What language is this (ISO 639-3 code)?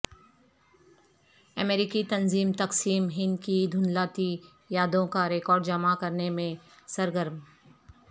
urd